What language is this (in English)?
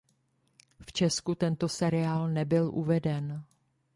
Czech